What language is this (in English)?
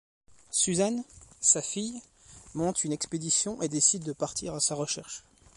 French